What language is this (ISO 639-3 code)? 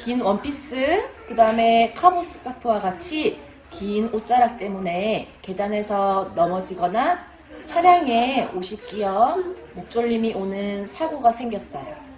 kor